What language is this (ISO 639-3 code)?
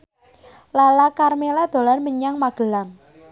jav